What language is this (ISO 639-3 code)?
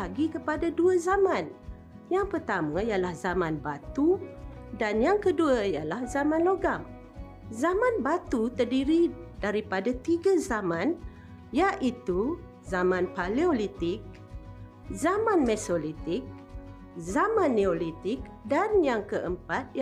msa